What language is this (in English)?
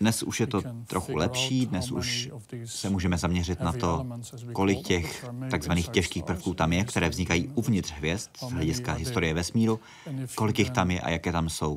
Czech